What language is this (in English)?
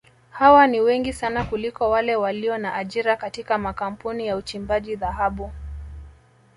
Swahili